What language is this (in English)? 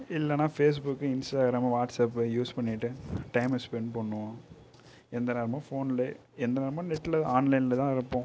Tamil